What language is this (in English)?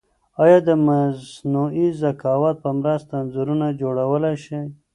Pashto